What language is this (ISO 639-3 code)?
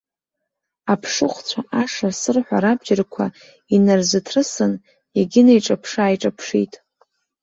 abk